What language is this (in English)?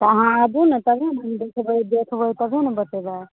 Maithili